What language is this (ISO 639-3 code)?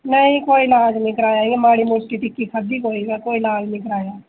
doi